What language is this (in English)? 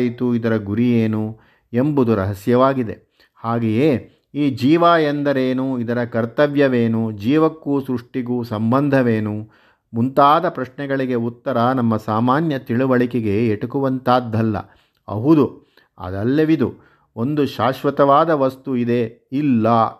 Kannada